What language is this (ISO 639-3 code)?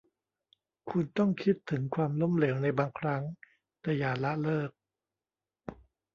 tha